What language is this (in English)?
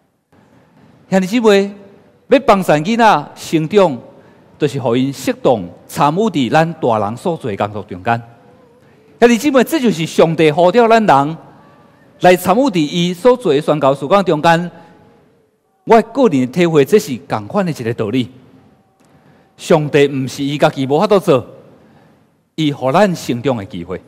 Chinese